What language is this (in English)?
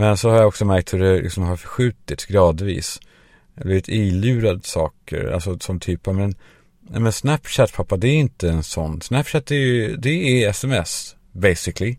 Swedish